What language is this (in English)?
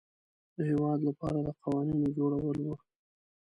Pashto